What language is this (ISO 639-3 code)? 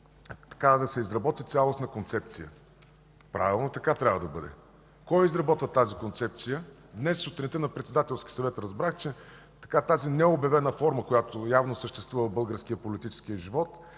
bul